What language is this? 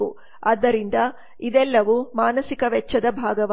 Kannada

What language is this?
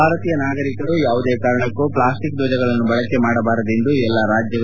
Kannada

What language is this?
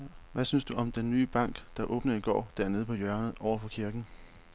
Danish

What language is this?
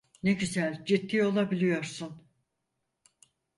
Turkish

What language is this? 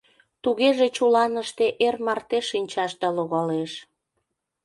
Mari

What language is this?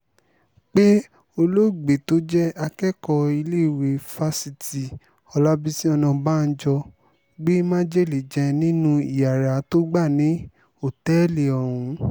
Yoruba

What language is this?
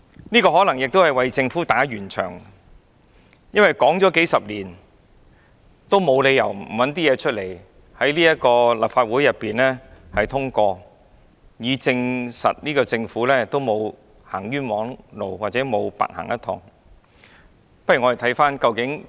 Cantonese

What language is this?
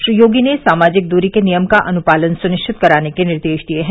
Hindi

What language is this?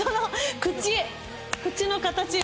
Japanese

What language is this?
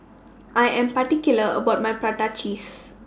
English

